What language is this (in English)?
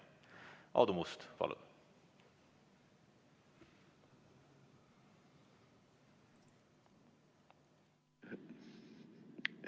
Estonian